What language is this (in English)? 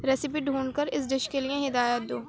Urdu